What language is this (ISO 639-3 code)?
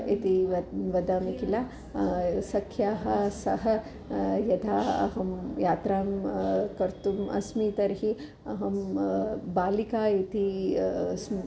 san